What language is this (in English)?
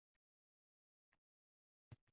Uzbek